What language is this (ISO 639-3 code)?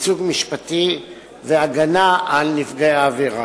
heb